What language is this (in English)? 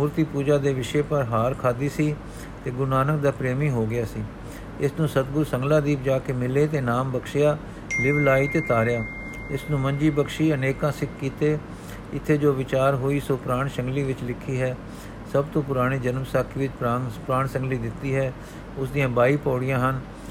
Punjabi